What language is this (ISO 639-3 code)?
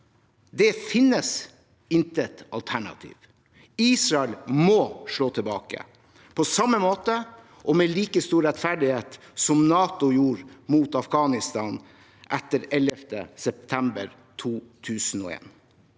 nor